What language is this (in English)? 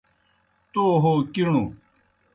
Kohistani Shina